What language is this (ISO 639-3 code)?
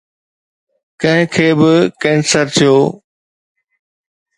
snd